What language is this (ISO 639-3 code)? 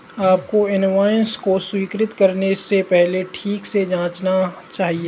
hin